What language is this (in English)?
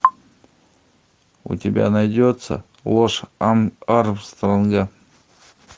Russian